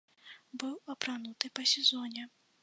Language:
Belarusian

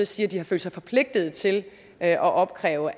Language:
Danish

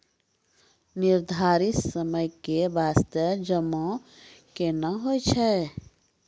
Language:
Maithili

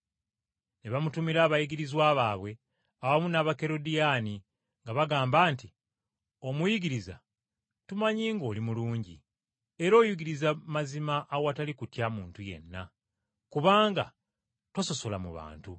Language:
Ganda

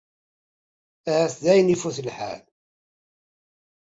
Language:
Kabyle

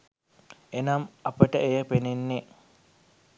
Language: Sinhala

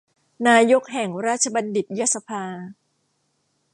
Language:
Thai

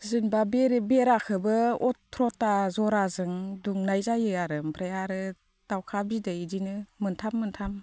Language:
Bodo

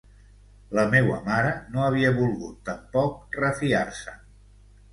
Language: Catalan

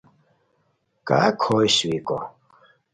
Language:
Khowar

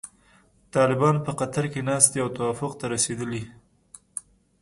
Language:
Pashto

